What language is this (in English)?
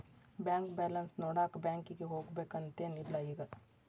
Kannada